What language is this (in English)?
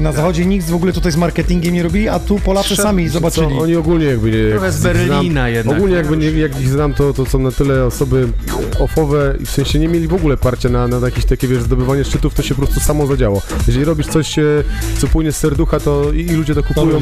Polish